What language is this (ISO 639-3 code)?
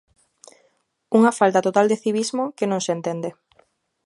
glg